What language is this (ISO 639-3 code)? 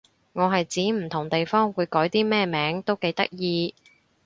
yue